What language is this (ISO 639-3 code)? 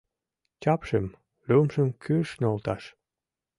chm